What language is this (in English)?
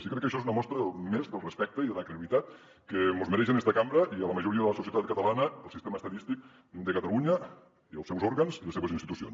Catalan